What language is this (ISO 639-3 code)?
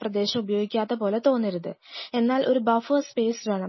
mal